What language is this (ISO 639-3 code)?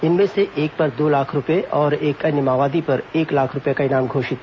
hin